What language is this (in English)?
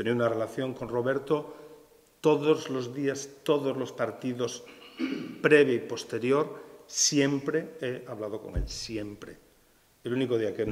Spanish